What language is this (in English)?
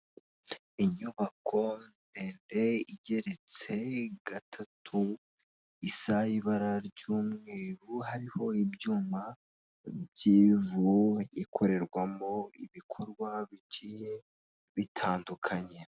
Kinyarwanda